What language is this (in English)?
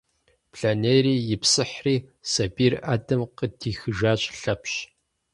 Kabardian